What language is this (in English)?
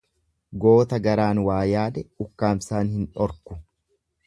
Oromo